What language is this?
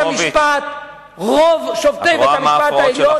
Hebrew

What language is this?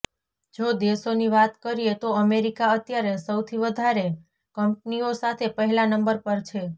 Gujarati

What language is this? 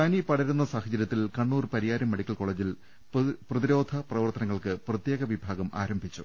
Malayalam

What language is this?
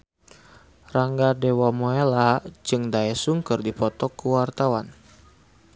Sundanese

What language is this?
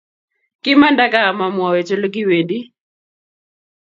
Kalenjin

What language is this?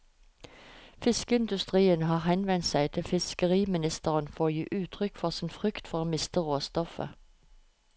Norwegian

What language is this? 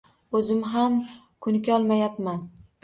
Uzbek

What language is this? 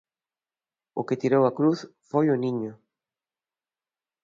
Galician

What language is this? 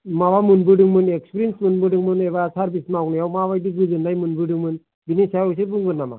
Bodo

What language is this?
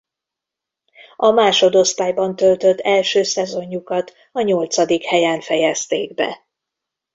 Hungarian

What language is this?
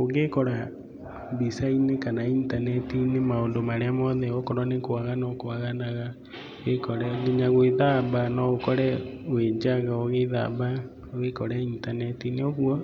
Kikuyu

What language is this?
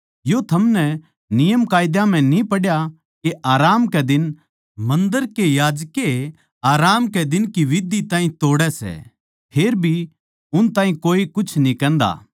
Haryanvi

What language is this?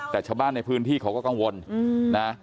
Thai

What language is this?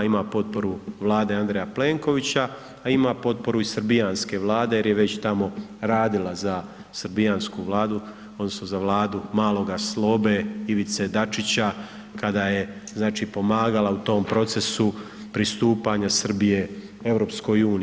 Croatian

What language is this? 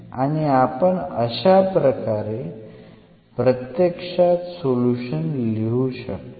Marathi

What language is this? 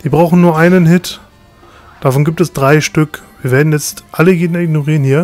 German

